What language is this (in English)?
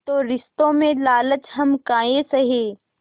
Hindi